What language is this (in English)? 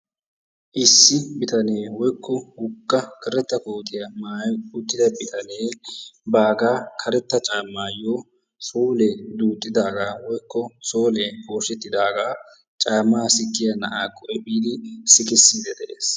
Wolaytta